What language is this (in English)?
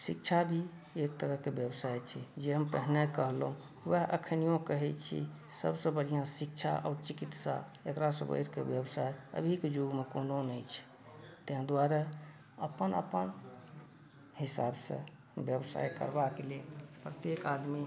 Maithili